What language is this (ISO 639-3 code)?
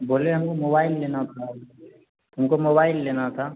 mai